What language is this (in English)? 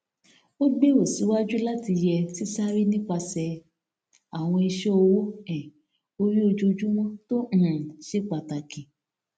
Yoruba